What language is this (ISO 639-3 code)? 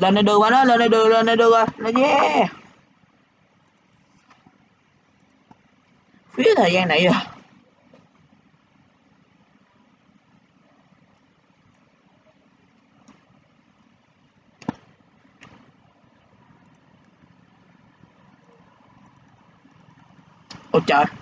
vie